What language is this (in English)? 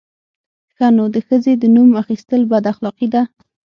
Pashto